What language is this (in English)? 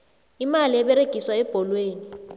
South Ndebele